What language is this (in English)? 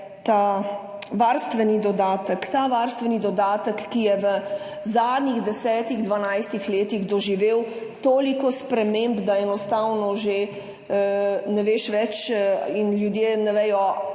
Slovenian